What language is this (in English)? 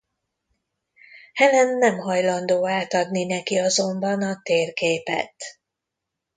Hungarian